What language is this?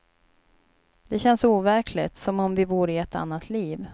Swedish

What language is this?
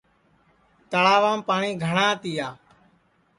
Sansi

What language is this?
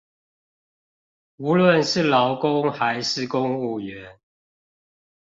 Chinese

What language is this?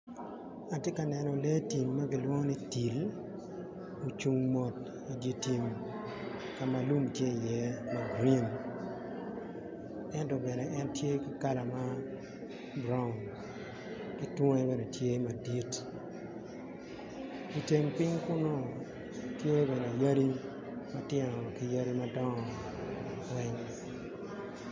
Acoli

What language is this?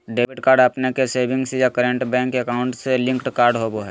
Magahi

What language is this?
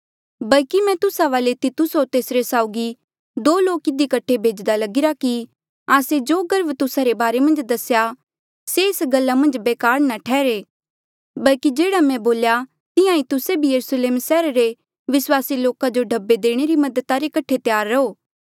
Mandeali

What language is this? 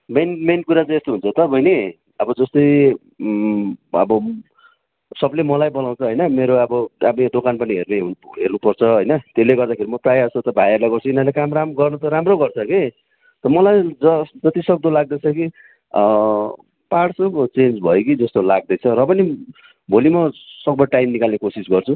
Nepali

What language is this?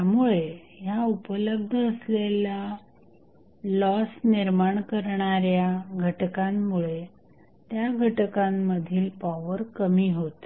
Marathi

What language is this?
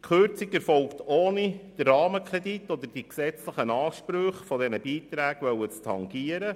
Swiss German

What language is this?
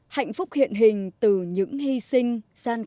Vietnamese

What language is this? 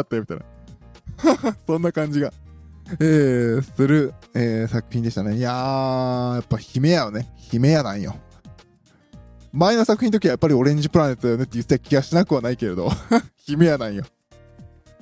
Japanese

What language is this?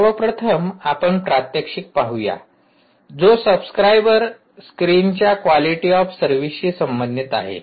Marathi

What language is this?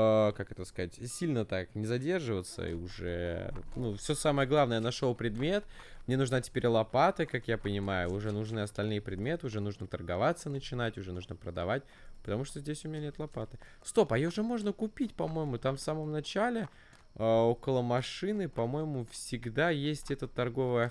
Russian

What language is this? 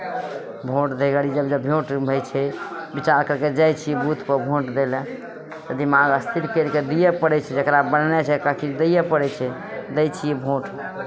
Maithili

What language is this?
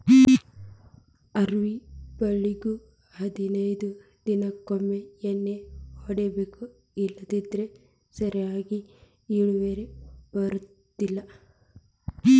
Kannada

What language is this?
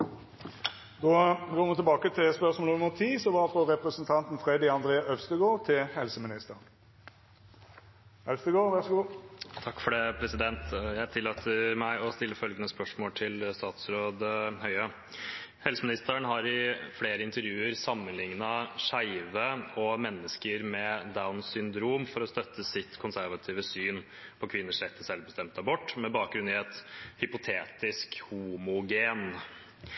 Norwegian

